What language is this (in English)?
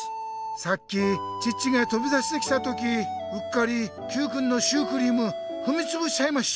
Japanese